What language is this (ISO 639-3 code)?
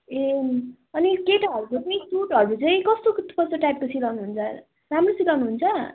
nep